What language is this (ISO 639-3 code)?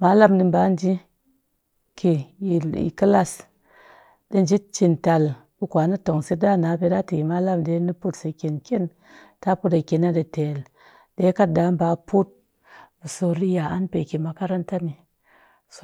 cky